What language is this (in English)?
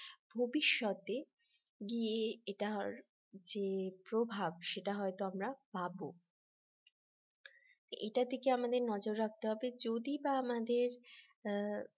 Bangla